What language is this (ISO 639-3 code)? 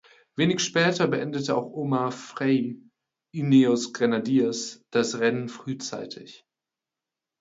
deu